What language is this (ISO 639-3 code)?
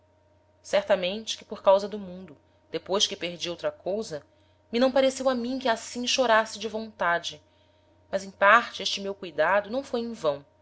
por